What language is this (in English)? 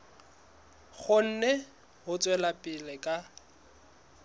Southern Sotho